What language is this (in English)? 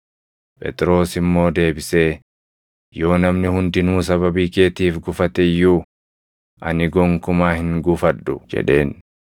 Oromo